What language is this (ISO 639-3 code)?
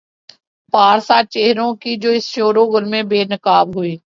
urd